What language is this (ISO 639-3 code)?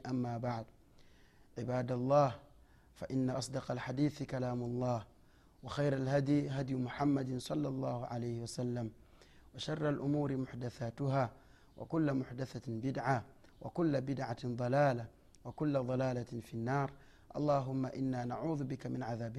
swa